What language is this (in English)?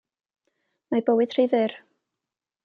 Welsh